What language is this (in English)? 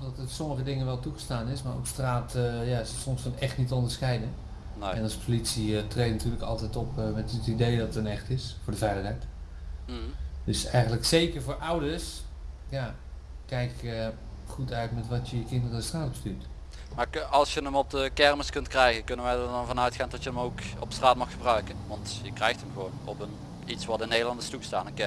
Dutch